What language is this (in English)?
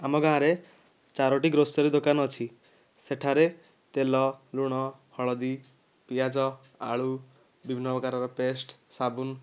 Odia